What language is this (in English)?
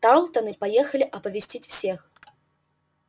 Russian